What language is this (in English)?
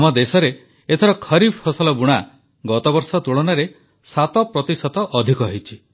Odia